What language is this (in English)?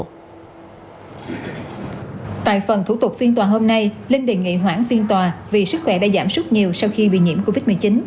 Vietnamese